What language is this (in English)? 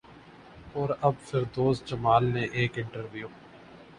Urdu